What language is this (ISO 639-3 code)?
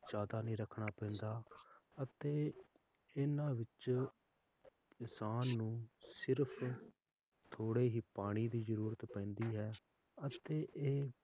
pan